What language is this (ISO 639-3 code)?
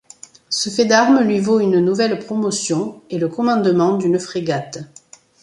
fra